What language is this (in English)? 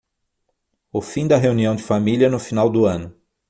Portuguese